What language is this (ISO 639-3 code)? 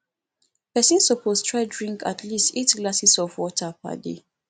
pcm